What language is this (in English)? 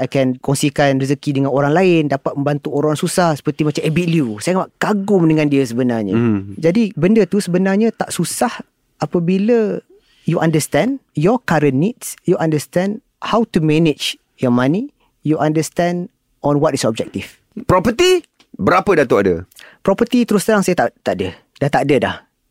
Malay